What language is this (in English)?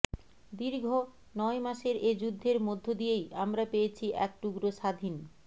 Bangla